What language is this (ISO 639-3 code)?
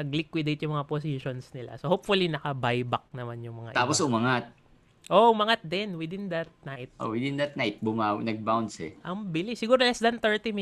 fil